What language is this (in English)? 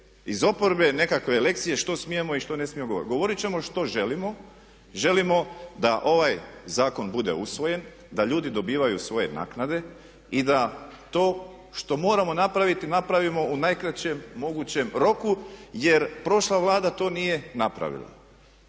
Croatian